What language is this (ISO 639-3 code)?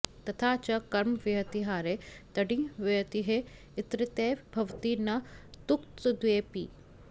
san